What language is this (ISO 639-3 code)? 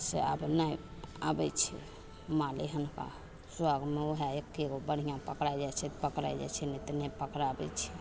mai